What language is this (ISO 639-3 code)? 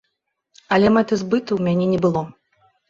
bel